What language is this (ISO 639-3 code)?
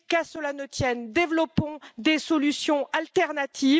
fra